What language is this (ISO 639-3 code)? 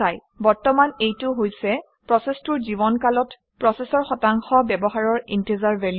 asm